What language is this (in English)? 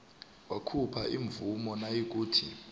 South Ndebele